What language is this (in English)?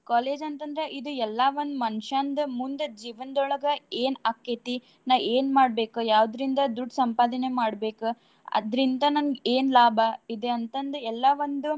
Kannada